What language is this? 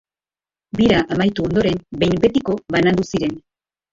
Basque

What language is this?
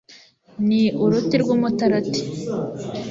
Kinyarwanda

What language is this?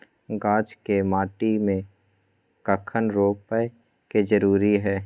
Maithili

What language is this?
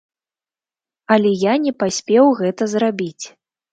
Belarusian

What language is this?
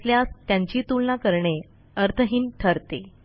Marathi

